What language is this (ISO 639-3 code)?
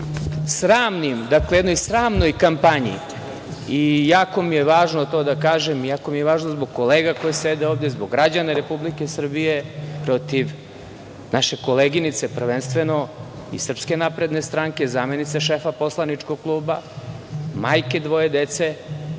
srp